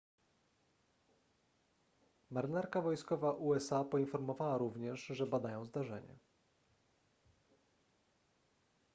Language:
Polish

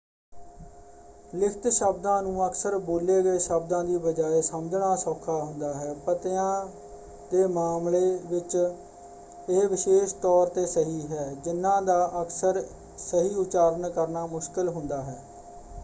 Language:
Punjabi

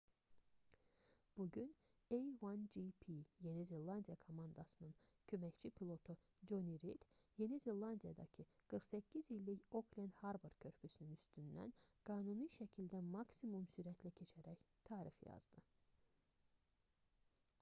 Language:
Azerbaijani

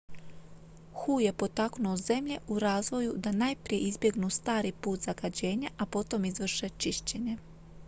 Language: Croatian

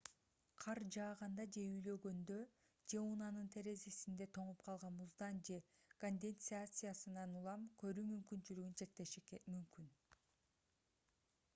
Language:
Kyrgyz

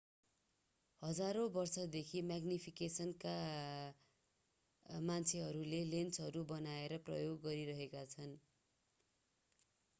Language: Nepali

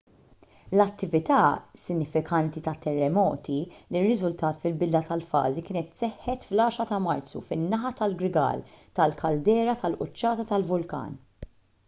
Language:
Maltese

